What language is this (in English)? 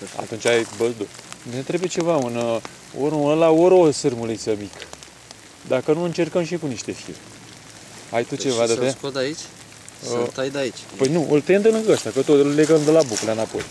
Romanian